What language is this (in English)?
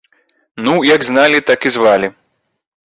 Belarusian